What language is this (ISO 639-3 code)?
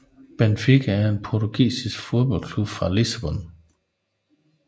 dan